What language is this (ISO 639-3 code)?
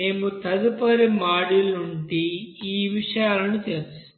tel